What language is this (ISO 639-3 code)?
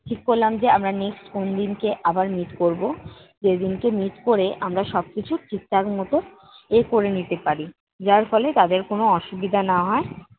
ben